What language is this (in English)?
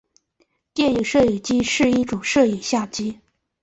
Chinese